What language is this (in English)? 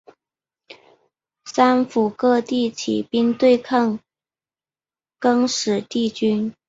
Chinese